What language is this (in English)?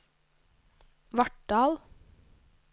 Norwegian